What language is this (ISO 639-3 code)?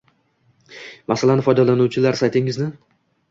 uzb